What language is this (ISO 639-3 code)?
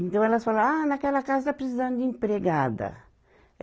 por